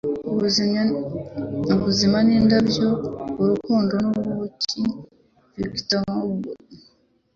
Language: Kinyarwanda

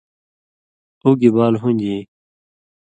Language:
Indus Kohistani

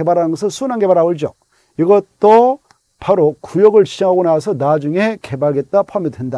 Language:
Korean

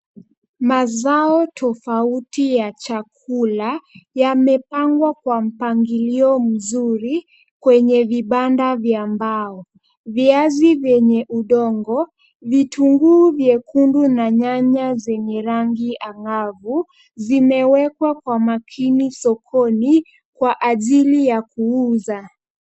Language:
Swahili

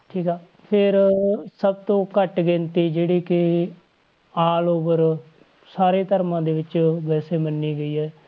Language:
Punjabi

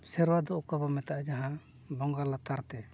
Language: Santali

